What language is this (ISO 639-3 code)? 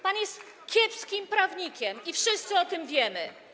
pol